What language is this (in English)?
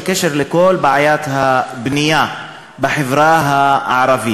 Hebrew